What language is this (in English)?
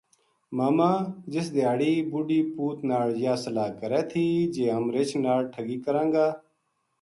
Gujari